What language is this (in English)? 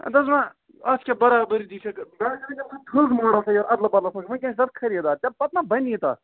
Kashmiri